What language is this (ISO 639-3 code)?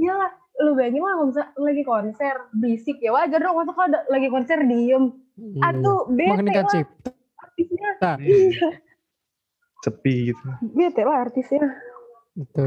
ind